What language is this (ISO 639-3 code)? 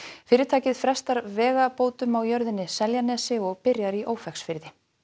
isl